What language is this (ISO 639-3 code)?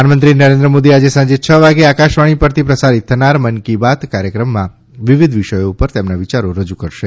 guj